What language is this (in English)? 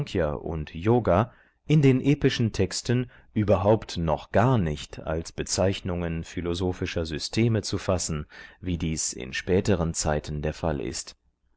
German